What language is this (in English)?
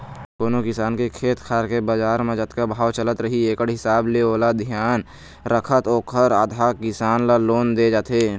Chhattisgarhi